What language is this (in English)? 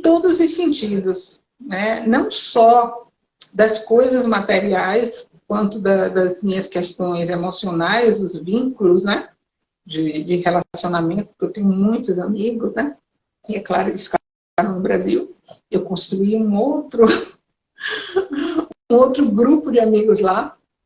Portuguese